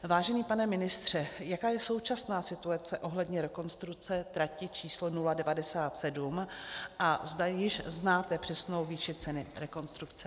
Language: Czech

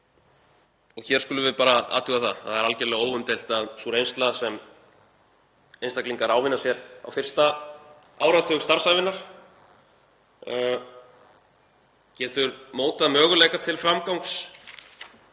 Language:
Icelandic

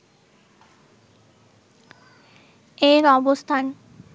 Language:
Bangla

